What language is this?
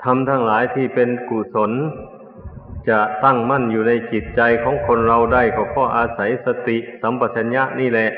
Thai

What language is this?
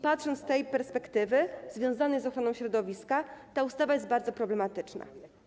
Polish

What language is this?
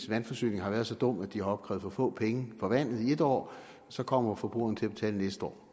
Danish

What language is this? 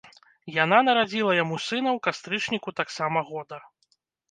Belarusian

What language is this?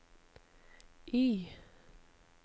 Norwegian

